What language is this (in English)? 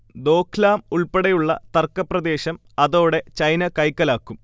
Malayalam